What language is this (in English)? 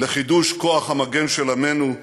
Hebrew